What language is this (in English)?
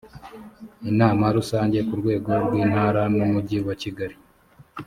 Kinyarwanda